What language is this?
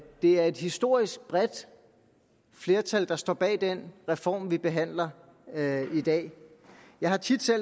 Danish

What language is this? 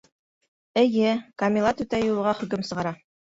Bashkir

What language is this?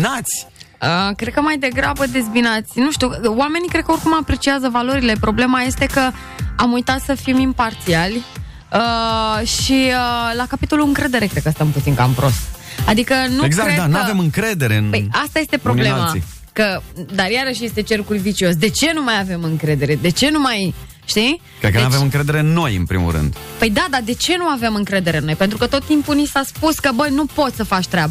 Romanian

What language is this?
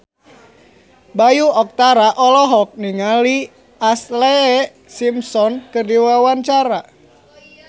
Sundanese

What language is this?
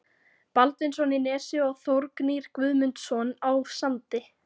Icelandic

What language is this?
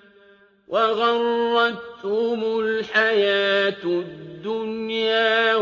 Arabic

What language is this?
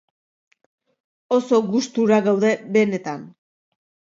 Basque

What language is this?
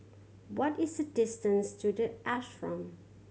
English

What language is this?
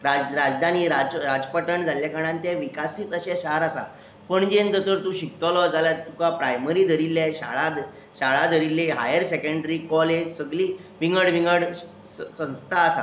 Konkani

